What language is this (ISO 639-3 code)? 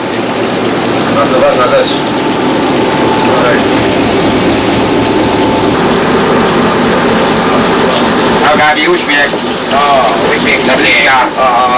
pol